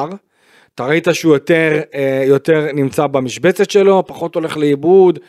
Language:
Hebrew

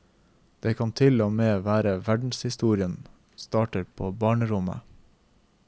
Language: Norwegian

